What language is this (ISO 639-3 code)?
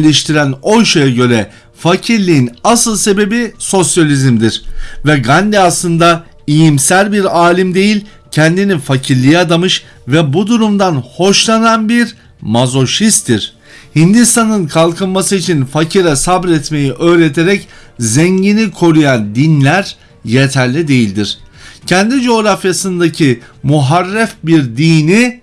tur